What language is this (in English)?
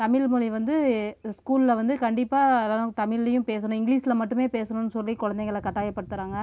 Tamil